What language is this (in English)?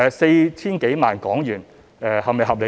Cantonese